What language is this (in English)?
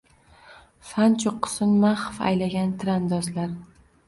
Uzbek